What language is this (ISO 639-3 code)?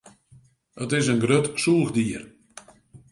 fry